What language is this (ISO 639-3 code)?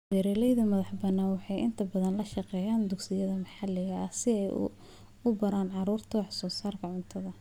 som